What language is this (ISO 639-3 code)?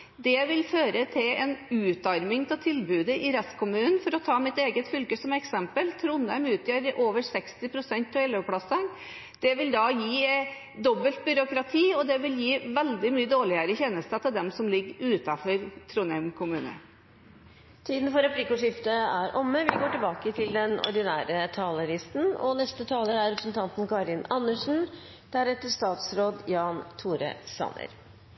nor